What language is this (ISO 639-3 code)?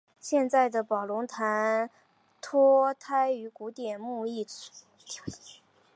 zho